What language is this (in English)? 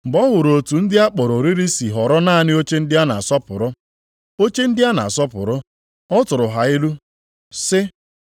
Igbo